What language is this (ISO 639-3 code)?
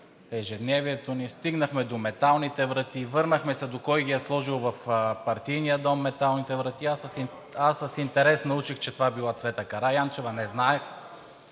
bul